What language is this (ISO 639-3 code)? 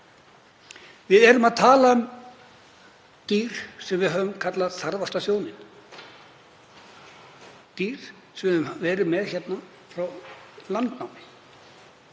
isl